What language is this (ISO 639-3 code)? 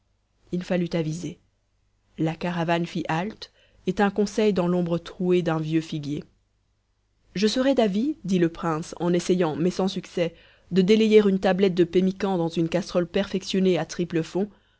fra